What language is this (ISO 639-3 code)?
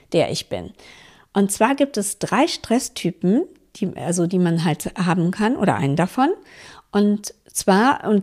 deu